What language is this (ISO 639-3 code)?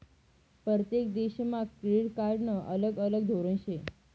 mar